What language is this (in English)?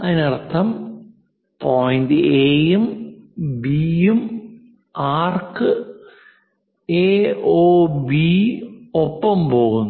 Malayalam